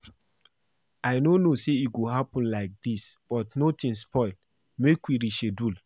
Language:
Nigerian Pidgin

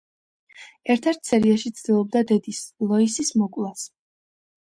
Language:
Georgian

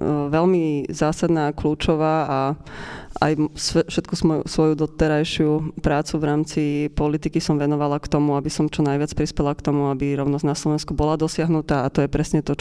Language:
Slovak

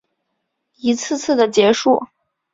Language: Chinese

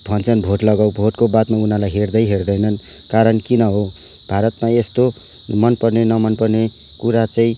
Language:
Nepali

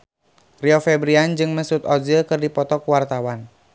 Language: Sundanese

